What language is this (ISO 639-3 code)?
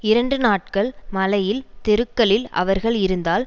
tam